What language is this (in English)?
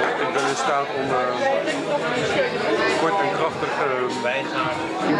Dutch